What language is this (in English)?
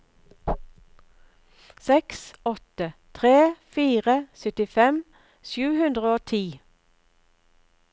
Norwegian